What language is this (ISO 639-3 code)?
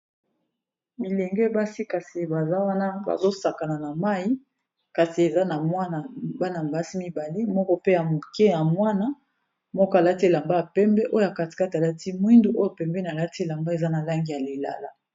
lin